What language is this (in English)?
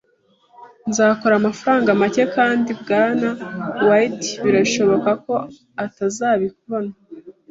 Kinyarwanda